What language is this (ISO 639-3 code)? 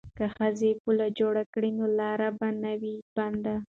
pus